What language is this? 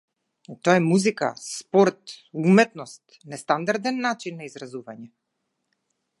Macedonian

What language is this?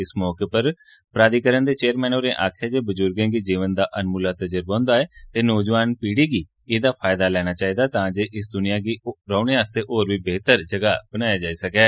Dogri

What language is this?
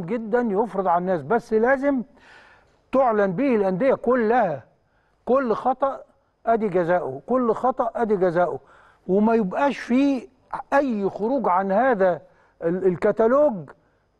Arabic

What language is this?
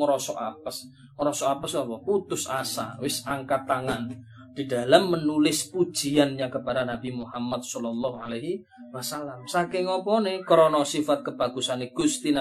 Malay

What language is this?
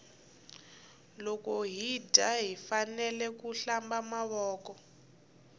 Tsonga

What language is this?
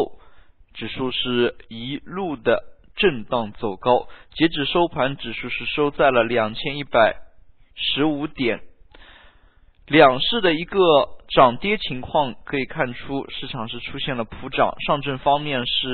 Chinese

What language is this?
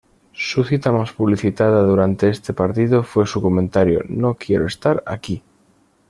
Spanish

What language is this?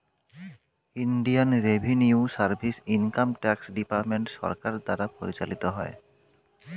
Bangla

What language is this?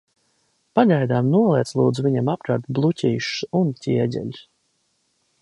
Latvian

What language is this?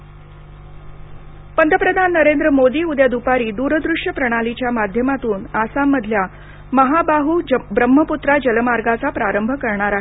Marathi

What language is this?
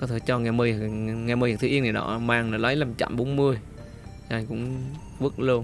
Vietnamese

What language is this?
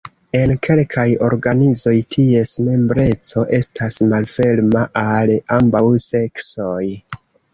Esperanto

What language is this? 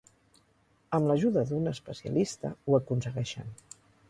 Catalan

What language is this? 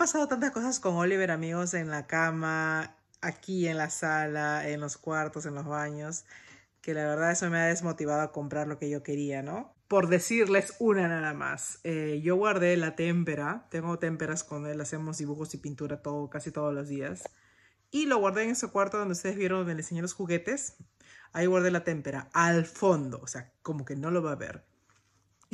Spanish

